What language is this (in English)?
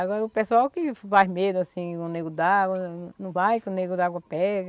Portuguese